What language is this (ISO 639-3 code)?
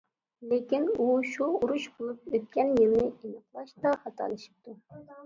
uig